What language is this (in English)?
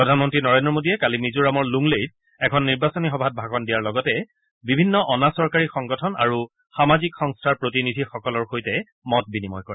Assamese